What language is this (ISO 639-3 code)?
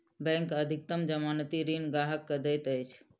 mai